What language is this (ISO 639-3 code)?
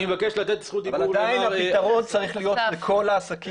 heb